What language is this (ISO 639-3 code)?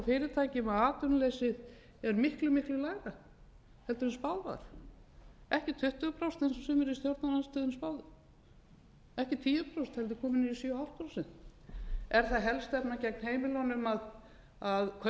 isl